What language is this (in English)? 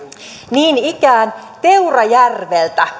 Finnish